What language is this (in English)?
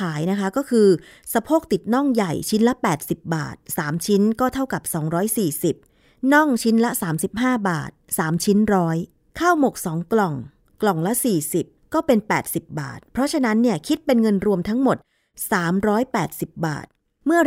Thai